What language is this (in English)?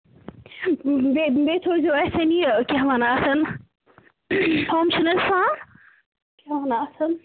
Kashmiri